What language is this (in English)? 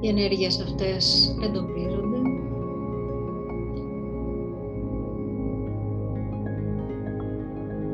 Greek